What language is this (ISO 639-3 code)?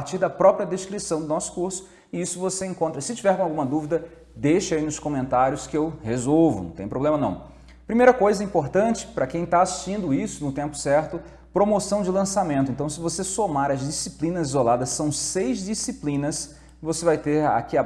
por